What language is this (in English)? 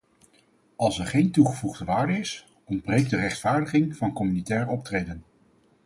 Dutch